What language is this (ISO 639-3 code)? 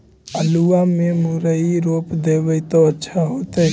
mag